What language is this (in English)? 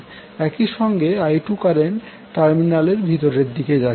Bangla